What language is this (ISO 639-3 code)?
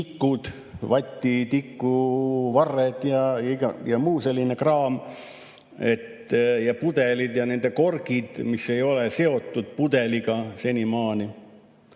est